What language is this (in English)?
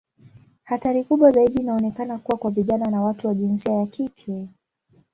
Swahili